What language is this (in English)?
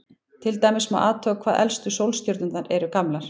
Icelandic